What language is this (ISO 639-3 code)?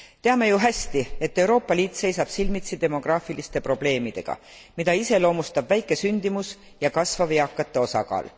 est